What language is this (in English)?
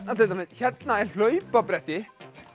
Icelandic